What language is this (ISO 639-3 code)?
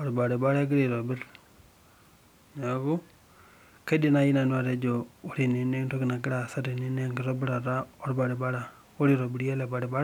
mas